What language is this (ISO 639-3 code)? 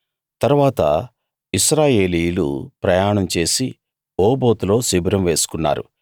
tel